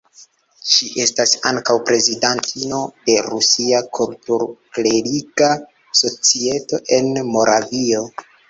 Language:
Esperanto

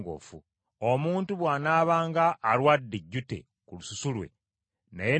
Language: Ganda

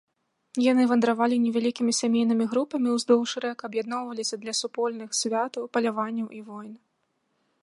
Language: Belarusian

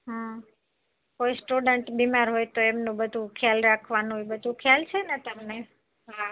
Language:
Gujarati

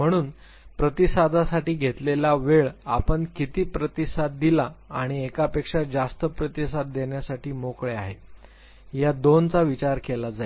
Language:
Marathi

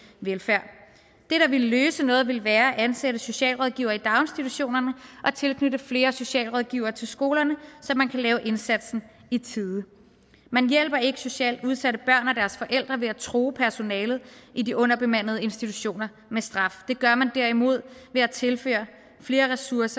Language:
Danish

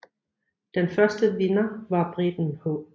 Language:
Danish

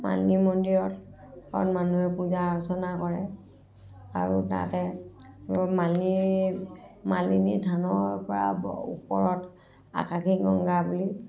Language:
Assamese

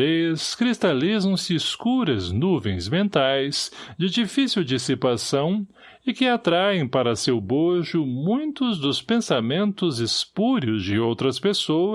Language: Portuguese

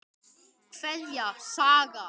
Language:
Icelandic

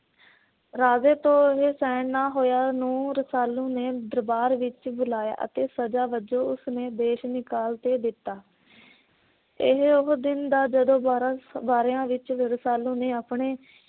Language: Punjabi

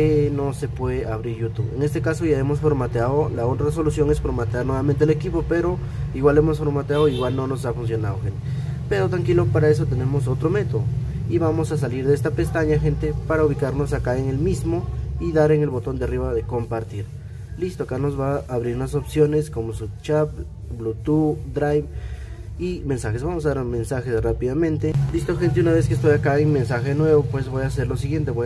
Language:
Spanish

